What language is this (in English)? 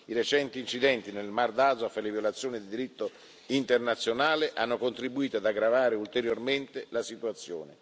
Italian